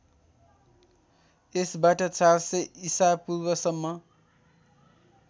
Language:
Nepali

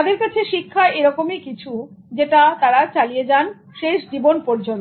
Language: Bangla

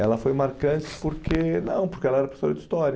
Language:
Portuguese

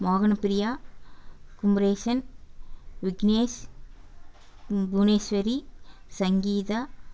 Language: Tamil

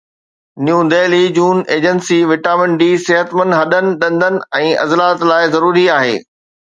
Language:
Sindhi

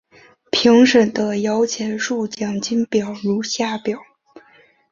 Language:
Chinese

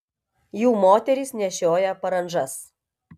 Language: Lithuanian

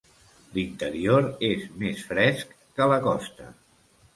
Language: Catalan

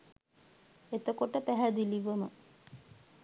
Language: Sinhala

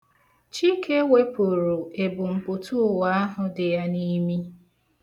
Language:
Igbo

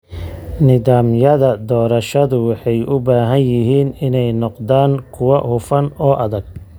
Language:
Somali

